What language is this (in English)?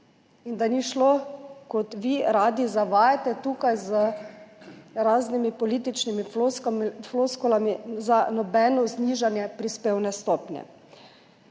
Slovenian